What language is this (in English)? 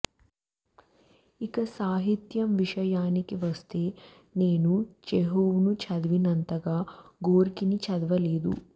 Telugu